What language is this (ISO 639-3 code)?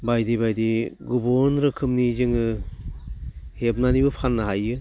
brx